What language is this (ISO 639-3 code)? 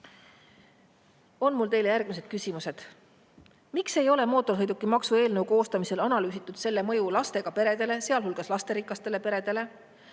est